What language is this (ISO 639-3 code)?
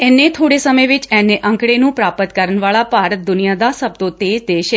pan